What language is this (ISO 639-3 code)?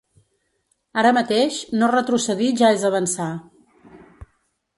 cat